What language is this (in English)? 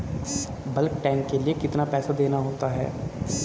Hindi